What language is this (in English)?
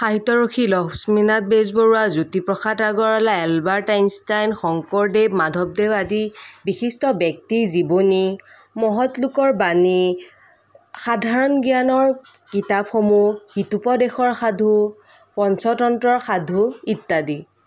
Assamese